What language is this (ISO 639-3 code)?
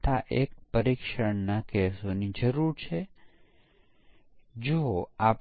guj